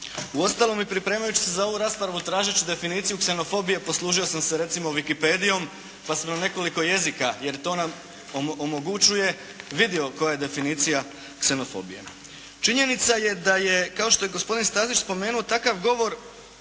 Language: Croatian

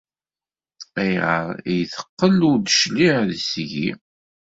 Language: Kabyle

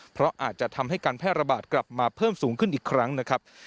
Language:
Thai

